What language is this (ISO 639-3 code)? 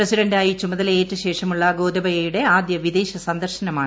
mal